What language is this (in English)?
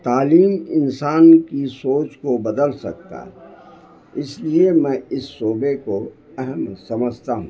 Urdu